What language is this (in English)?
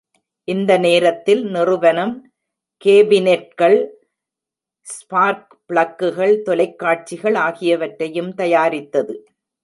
Tamil